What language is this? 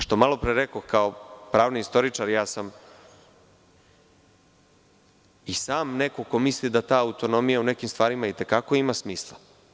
Serbian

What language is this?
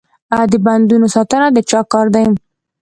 Pashto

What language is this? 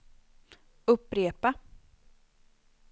Swedish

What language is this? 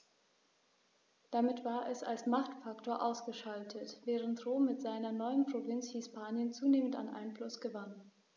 German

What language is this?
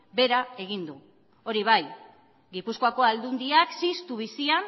Basque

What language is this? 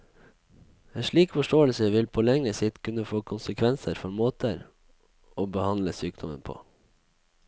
Norwegian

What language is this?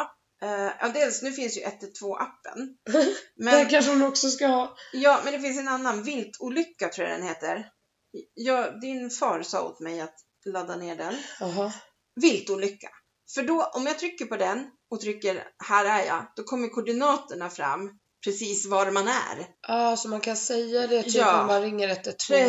Swedish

